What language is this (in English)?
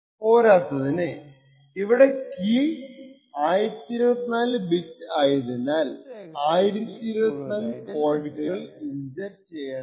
Malayalam